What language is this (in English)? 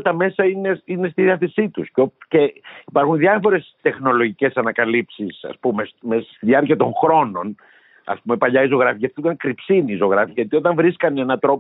Greek